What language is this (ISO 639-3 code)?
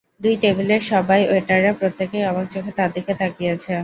ben